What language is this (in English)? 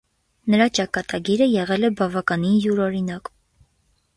Armenian